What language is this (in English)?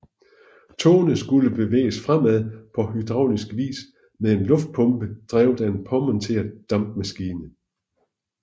Danish